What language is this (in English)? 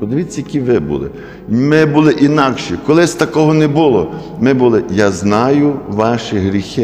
Ukrainian